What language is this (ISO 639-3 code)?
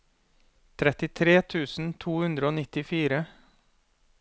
nor